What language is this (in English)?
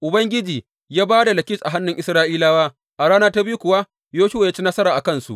Hausa